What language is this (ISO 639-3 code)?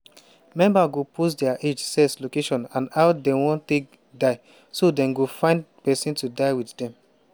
pcm